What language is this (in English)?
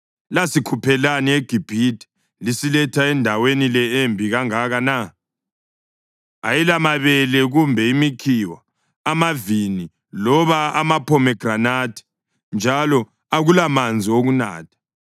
North Ndebele